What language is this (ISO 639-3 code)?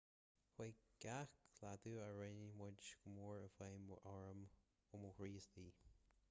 gle